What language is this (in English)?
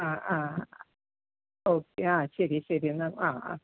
Malayalam